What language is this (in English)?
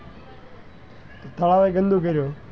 Gujarati